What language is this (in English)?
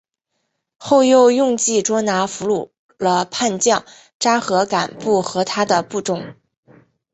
Chinese